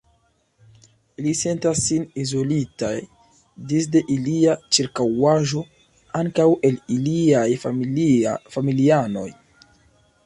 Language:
Esperanto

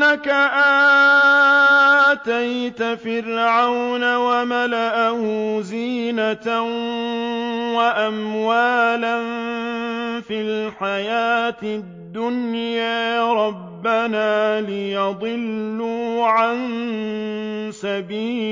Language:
Arabic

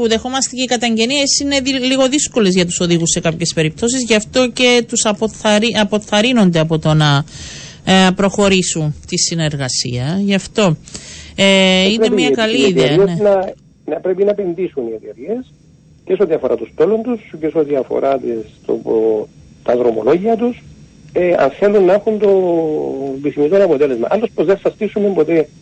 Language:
Greek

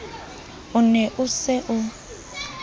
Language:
Southern Sotho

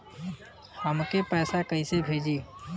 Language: Bhojpuri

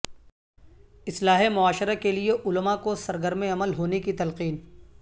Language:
Urdu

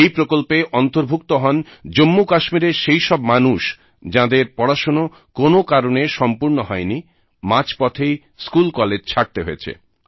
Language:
Bangla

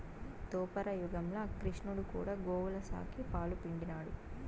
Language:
Telugu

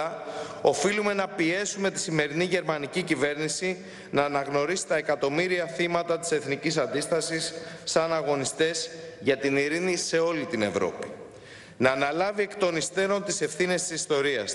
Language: Greek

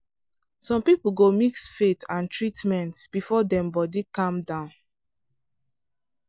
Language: Nigerian Pidgin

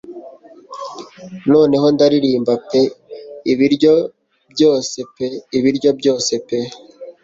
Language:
Kinyarwanda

